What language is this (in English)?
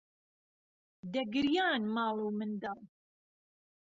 Central Kurdish